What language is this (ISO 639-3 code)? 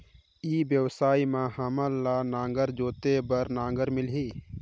hne